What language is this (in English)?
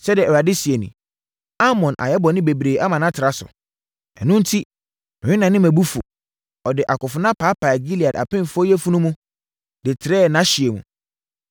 Akan